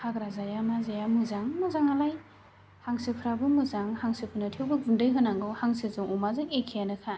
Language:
Bodo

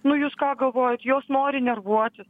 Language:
Lithuanian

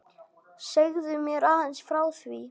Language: Icelandic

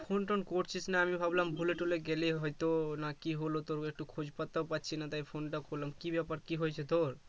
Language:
Bangla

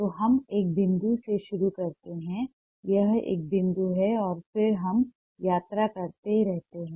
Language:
Hindi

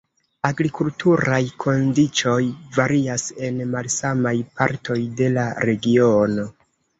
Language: Esperanto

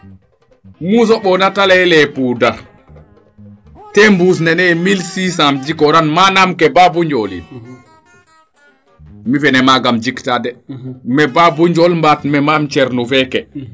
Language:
Serer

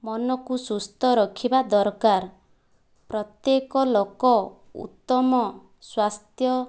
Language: Odia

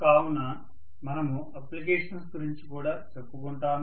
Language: Telugu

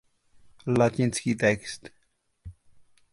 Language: Czech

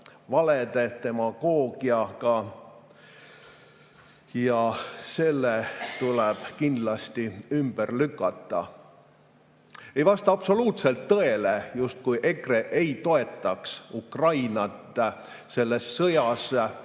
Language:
Estonian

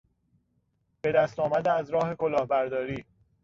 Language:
Persian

